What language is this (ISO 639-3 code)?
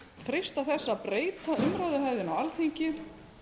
isl